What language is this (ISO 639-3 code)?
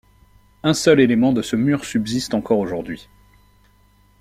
fra